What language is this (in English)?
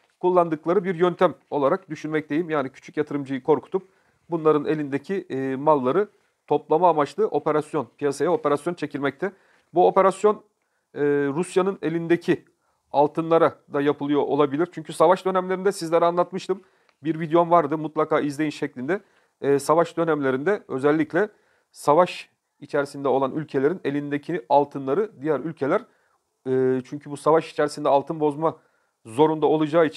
Turkish